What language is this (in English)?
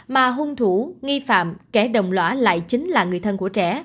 Vietnamese